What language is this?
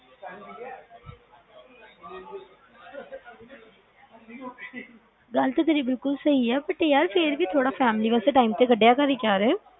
Punjabi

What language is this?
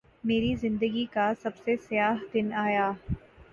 Urdu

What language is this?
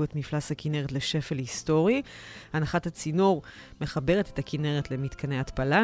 Hebrew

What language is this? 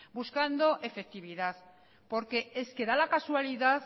Spanish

